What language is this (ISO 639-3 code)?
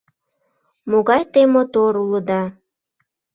chm